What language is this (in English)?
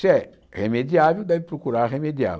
Portuguese